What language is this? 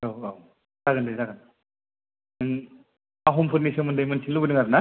Bodo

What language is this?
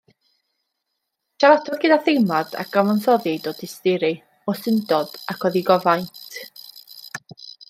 Welsh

